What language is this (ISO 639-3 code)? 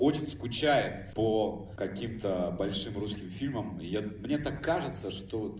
rus